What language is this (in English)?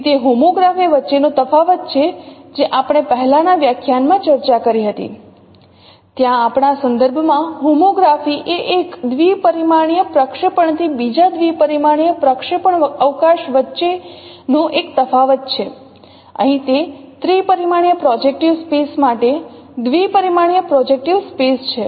Gujarati